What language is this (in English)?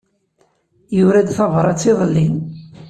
Kabyle